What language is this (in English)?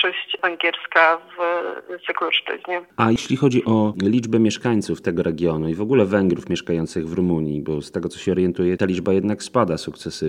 Polish